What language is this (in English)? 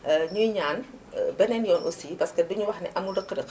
Wolof